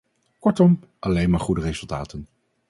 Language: Dutch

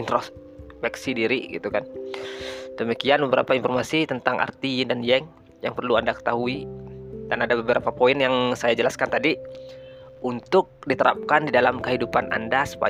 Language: Indonesian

